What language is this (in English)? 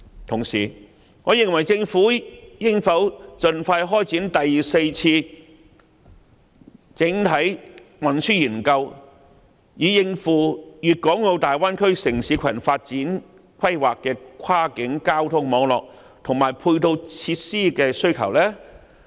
Cantonese